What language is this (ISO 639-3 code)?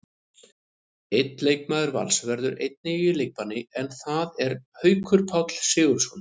isl